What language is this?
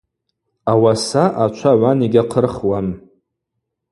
Abaza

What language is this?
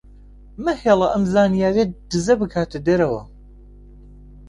Central Kurdish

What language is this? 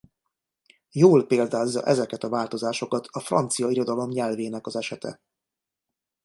Hungarian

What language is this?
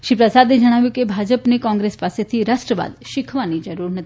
Gujarati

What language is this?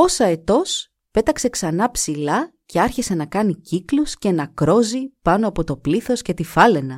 Greek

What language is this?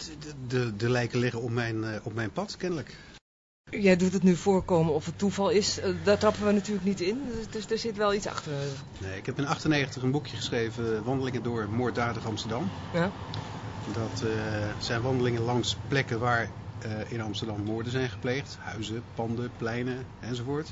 Dutch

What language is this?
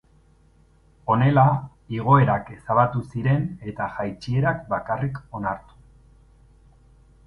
Basque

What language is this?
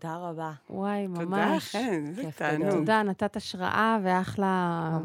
Hebrew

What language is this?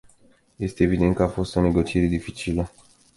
Romanian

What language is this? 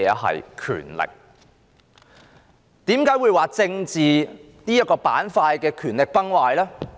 Cantonese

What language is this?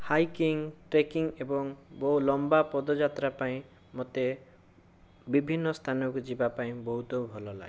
Odia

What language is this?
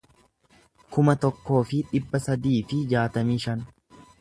Oromo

